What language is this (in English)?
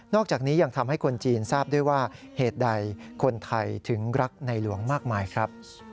Thai